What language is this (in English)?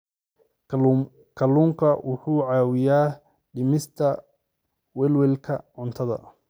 Somali